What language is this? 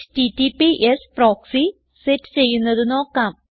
Malayalam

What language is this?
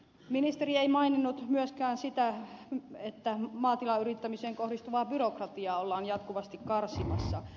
Finnish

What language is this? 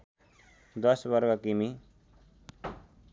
Nepali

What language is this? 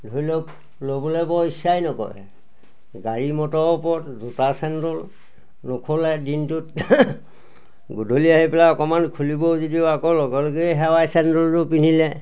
Assamese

